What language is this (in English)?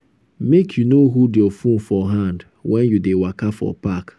Nigerian Pidgin